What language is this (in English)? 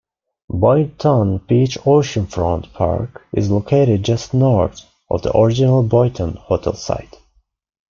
English